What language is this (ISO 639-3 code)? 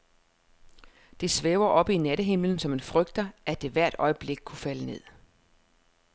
dan